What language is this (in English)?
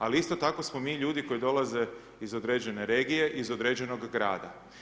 Croatian